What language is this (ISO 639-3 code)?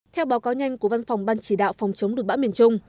vie